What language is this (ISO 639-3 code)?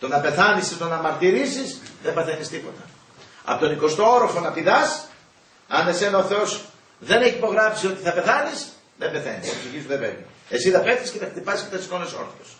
ell